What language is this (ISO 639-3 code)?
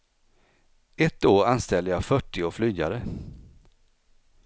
swe